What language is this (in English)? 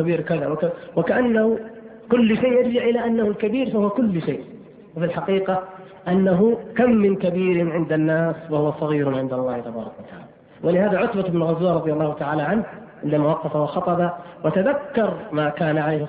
Arabic